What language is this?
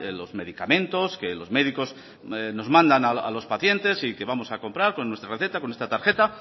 Spanish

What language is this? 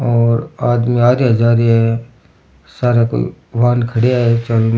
Rajasthani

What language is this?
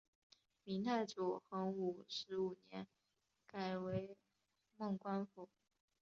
Chinese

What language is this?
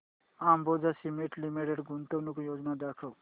Marathi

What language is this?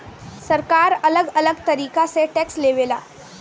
Bhojpuri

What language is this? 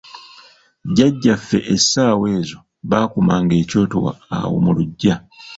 Ganda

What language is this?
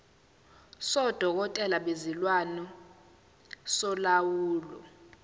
Zulu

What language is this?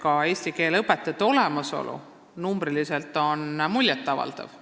Estonian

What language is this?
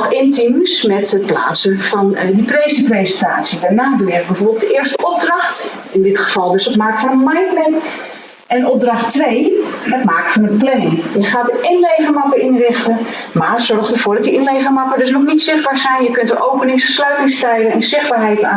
Dutch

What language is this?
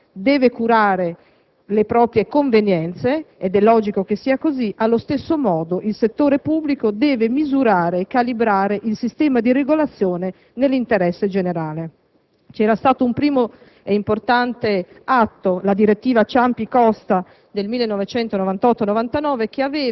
Italian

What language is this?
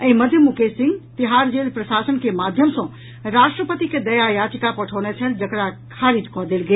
Maithili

